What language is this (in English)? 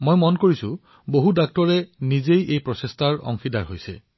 Assamese